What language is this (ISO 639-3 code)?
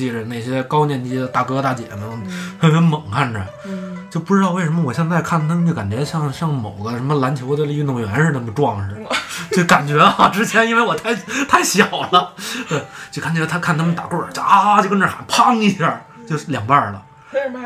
zho